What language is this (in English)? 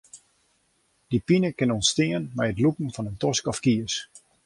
Western Frisian